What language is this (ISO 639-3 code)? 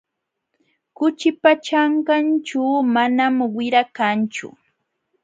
qxw